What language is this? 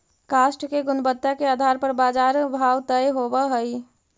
Magahi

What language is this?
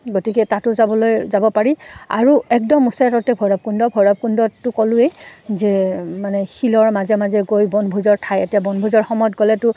Assamese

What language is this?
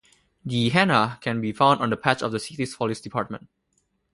English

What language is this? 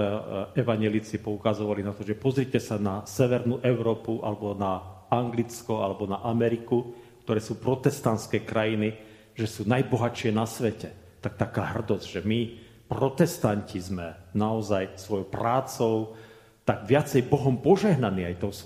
Slovak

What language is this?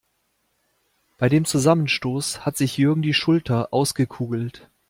German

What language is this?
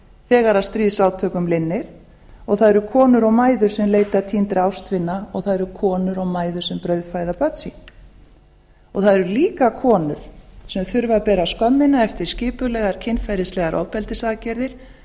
Icelandic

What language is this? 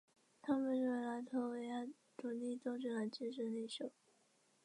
Chinese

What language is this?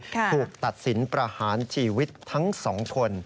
Thai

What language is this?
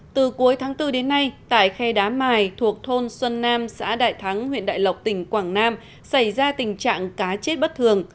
Vietnamese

